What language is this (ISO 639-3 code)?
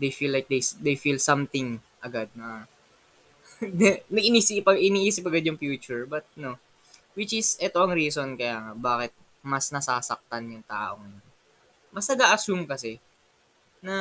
fil